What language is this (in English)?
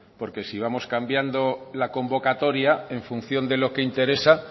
Spanish